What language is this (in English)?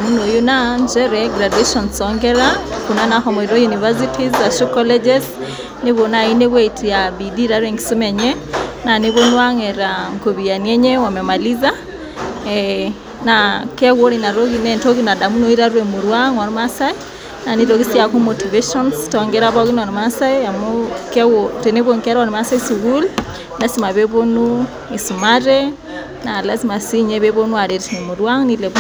Masai